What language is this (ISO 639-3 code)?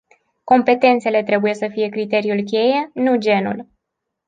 ron